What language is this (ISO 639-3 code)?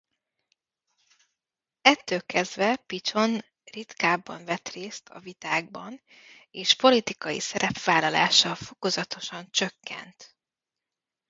hun